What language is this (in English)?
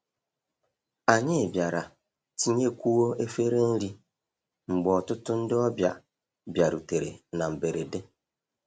Igbo